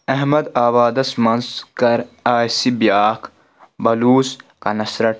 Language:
Kashmiri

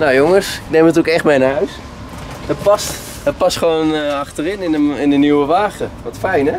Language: Dutch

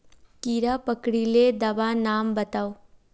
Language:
Magahi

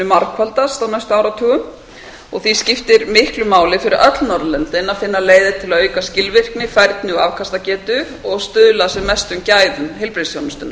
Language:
Icelandic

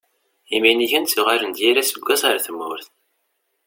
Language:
Kabyle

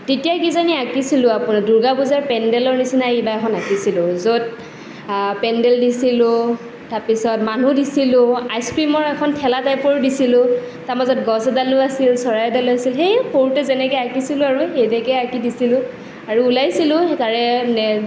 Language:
Assamese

